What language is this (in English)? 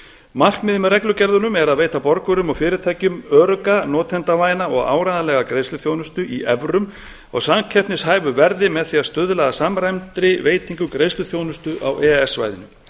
Icelandic